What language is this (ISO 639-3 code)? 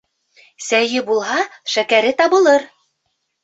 bak